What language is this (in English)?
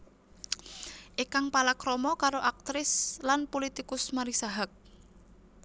Javanese